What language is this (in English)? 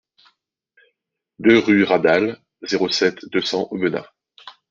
French